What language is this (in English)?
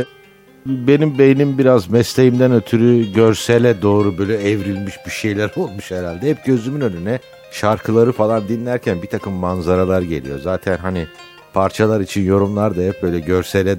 Turkish